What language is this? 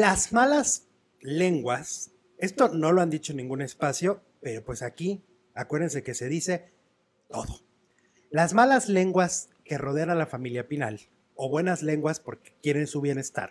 Spanish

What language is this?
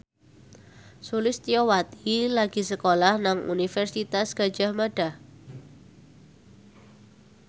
Javanese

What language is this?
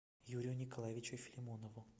Russian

